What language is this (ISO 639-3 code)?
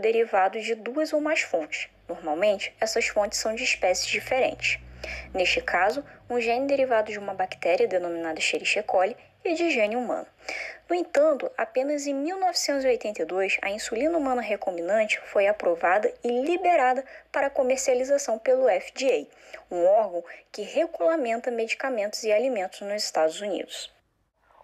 por